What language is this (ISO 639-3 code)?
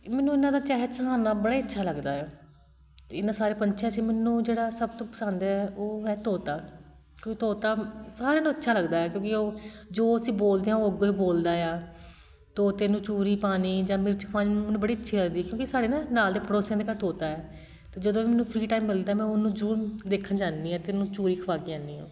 pan